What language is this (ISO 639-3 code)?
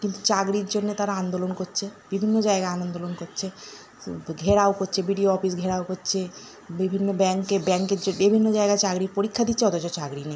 ben